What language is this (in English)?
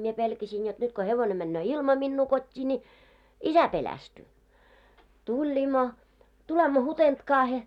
Finnish